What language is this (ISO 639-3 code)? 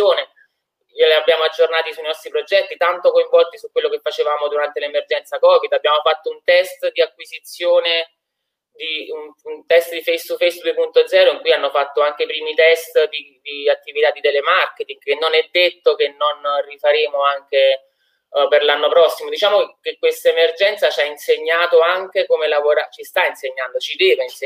ita